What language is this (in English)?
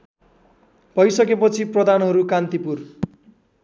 Nepali